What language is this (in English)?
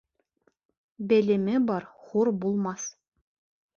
Bashkir